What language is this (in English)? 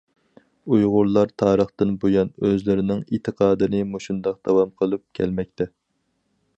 Uyghur